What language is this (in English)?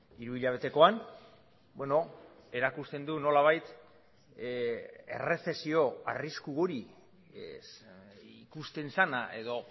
Basque